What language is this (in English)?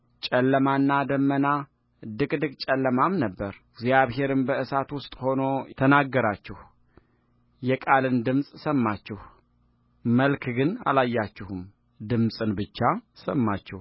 Amharic